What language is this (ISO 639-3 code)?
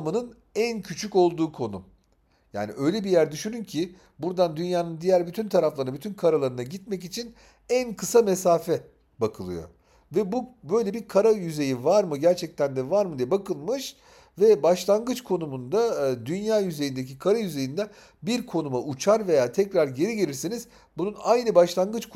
tur